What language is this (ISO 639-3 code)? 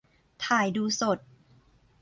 tha